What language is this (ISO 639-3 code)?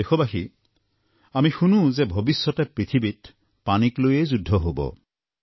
asm